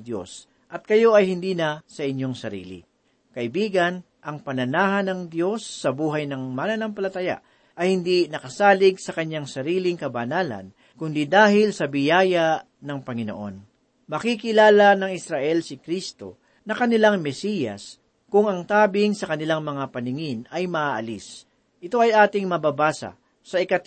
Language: Filipino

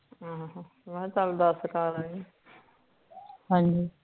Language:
Punjabi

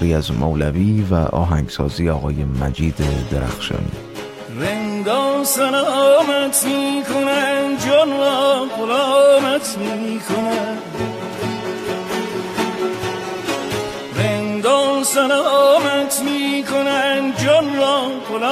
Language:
Persian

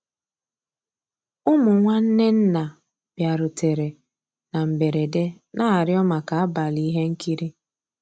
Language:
Igbo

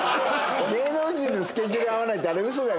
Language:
Japanese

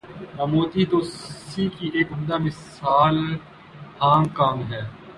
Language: Urdu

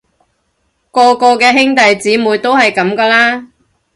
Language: Cantonese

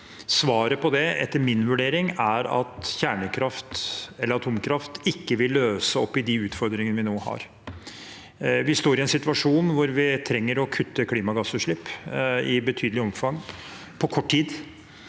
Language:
Norwegian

